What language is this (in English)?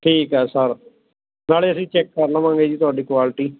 Punjabi